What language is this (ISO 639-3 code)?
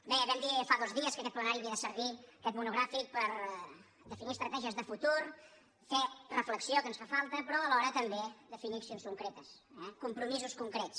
cat